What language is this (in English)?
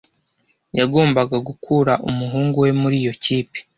Kinyarwanda